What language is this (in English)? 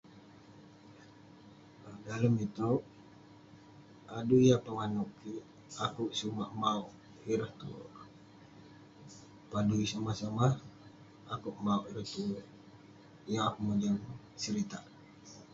Western Penan